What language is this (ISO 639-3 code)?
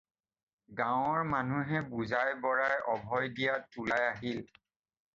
asm